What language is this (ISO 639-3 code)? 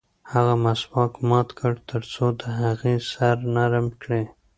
pus